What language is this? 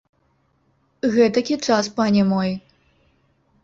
Belarusian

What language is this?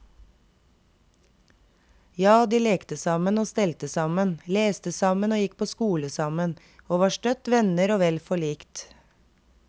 Norwegian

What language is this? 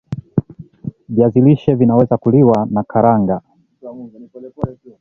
Swahili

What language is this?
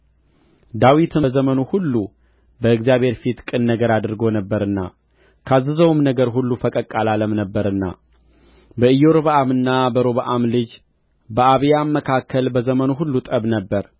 Amharic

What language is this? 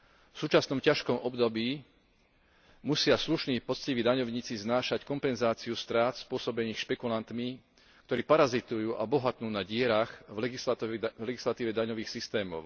Slovak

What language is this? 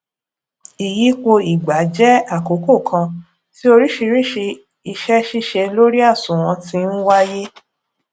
Yoruba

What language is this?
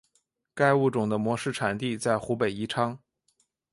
Chinese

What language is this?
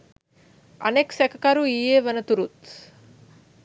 Sinhala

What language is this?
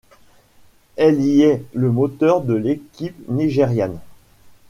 French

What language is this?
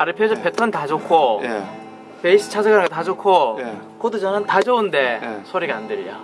Korean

